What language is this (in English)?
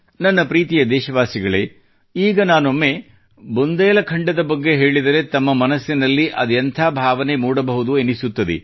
Kannada